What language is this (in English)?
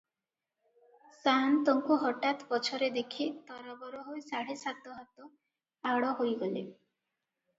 Odia